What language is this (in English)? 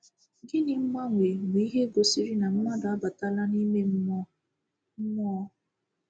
Igbo